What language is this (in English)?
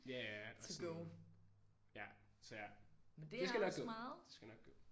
Danish